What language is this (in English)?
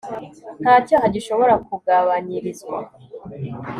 Kinyarwanda